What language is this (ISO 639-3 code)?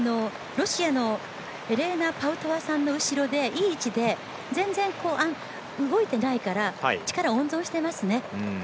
jpn